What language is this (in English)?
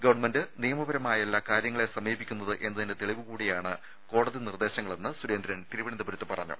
Malayalam